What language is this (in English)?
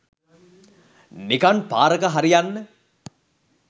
Sinhala